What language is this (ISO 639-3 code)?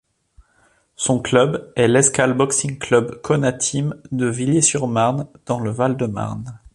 fra